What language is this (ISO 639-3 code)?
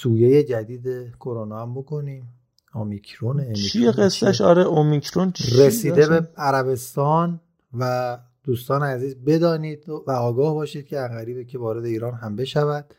fas